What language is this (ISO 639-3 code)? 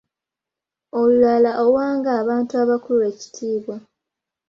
lug